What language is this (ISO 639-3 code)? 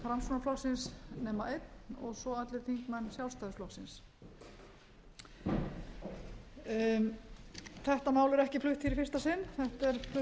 isl